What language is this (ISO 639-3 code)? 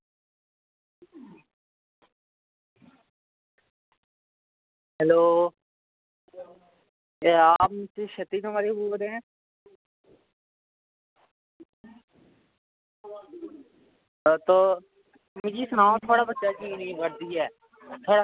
doi